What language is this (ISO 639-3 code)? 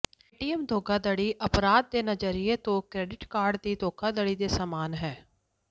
pan